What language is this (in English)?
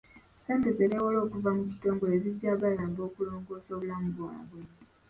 Ganda